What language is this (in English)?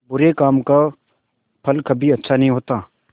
Hindi